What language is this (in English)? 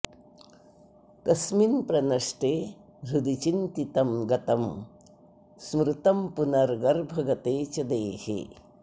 Sanskrit